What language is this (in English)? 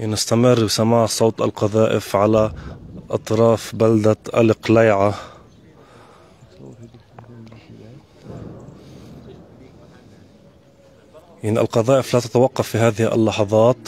Arabic